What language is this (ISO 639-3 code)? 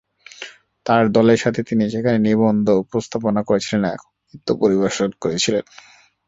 ben